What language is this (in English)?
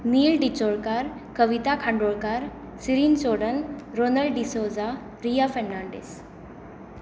Konkani